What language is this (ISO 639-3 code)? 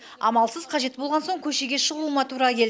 kaz